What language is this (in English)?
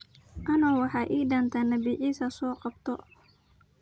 Somali